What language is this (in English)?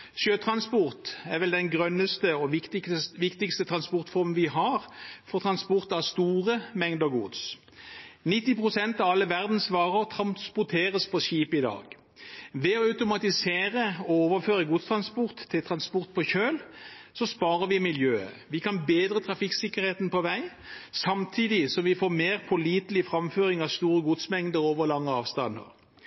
Norwegian Bokmål